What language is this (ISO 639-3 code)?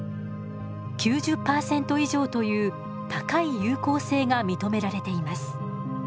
jpn